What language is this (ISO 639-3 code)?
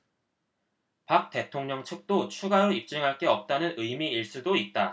kor